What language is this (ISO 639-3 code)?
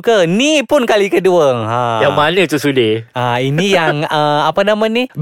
msa